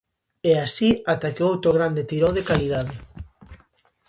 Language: Galician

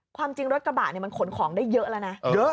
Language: Thai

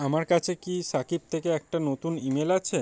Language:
Bangla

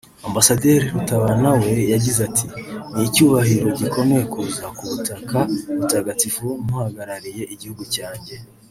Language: Kinyarwanda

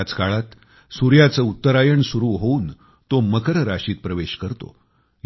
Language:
Marathi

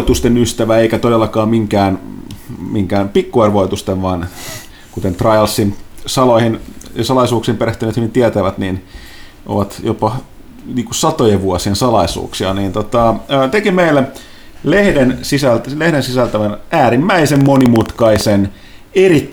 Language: Finnish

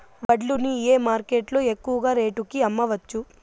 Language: Telugu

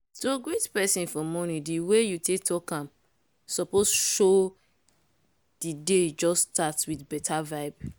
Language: Nigerian Pidgin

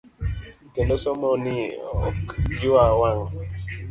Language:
Luo (Kenya and Tanzania)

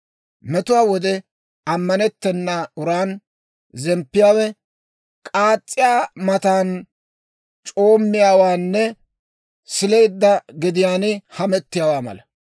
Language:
Dawro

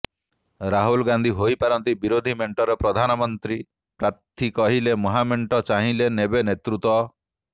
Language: Odia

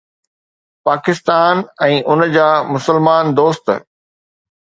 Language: Sindhi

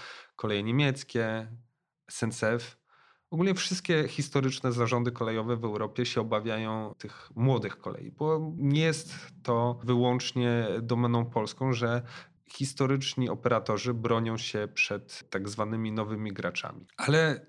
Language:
Polish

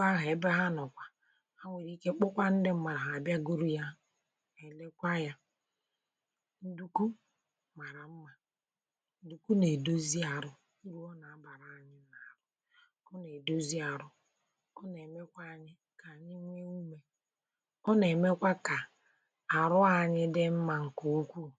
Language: Igbo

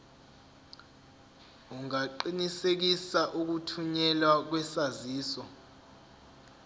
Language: Zulu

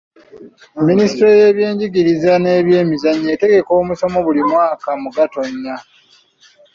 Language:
Ganda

